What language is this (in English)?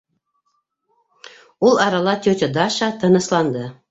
Bashkir